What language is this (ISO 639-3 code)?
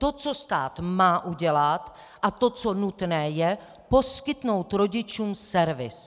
ces